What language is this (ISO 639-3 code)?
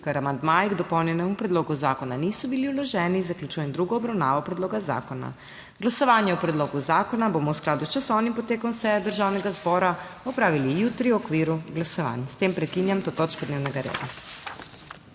slv